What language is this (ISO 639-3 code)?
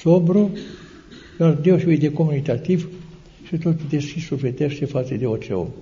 ron